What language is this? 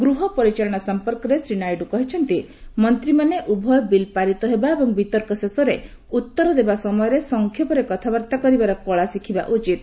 Odia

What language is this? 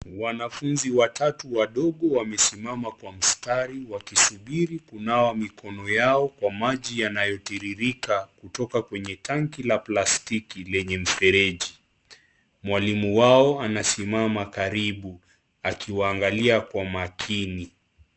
Swahili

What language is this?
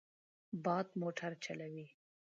Pashto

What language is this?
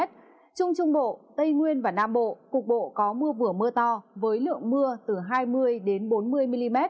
Vietnamese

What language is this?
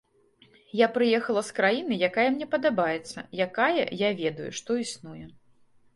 Belarusian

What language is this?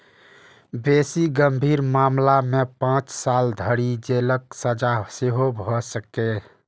Maithili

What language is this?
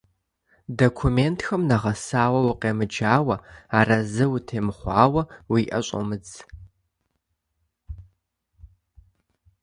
Kabardian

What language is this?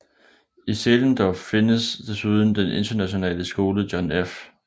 Danish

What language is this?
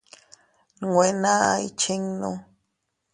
Teutila Cuicatec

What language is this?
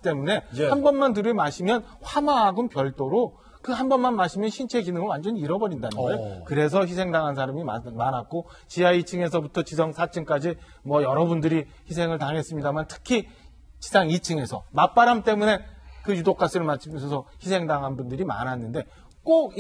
Korean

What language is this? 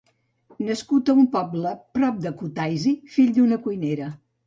Catalan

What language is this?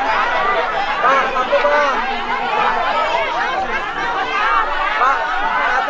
Indonesian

